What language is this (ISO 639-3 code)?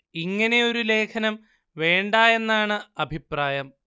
mal